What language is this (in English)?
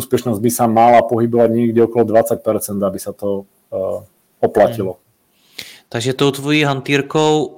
Czech